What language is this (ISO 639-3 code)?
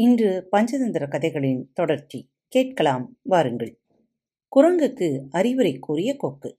tam